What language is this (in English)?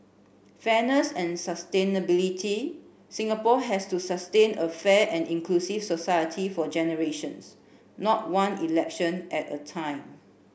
English